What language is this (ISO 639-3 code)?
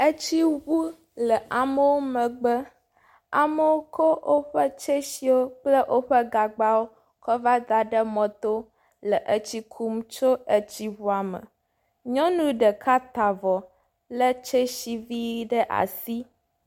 ewe